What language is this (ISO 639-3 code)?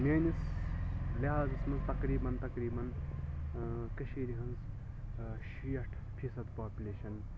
kas